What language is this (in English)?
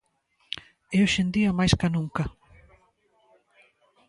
Galician